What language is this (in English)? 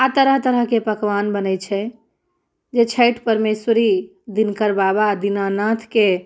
Maithili